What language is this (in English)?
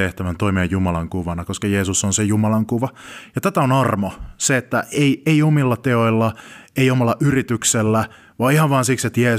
Finnish